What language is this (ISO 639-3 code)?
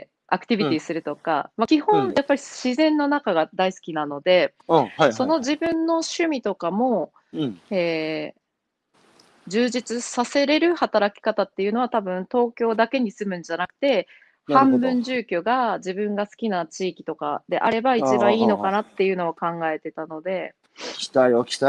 jpn